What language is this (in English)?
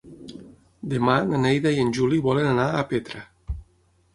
Catalan